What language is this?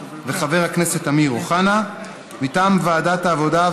Hebrew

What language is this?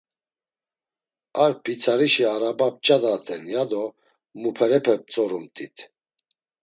Laz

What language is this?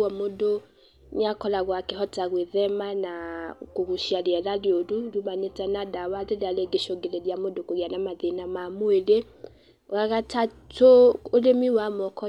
Kikuyu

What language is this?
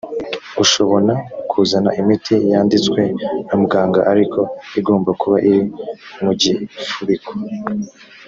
Kinyarwanda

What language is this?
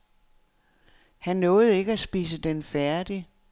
Danish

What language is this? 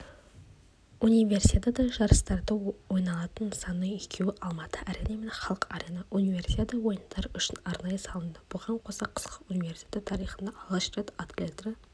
Kazakh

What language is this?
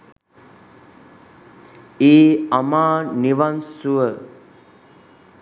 Sinhala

